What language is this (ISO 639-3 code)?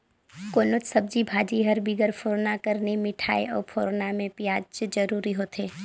hne